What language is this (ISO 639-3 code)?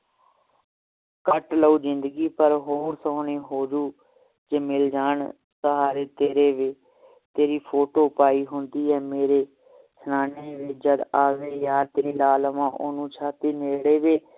pan